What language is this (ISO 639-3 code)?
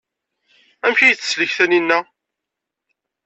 kab